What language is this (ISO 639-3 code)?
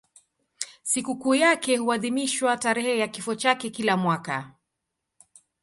swa